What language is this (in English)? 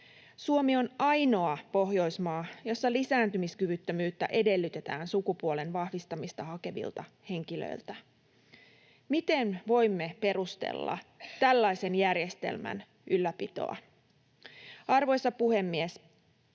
Finnish